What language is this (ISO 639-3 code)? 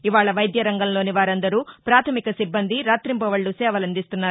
tel